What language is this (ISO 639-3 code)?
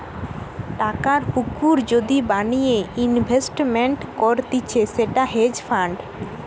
ben